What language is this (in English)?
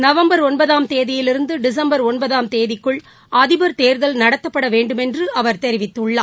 Tamil